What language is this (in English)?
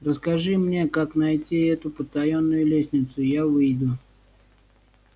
Russian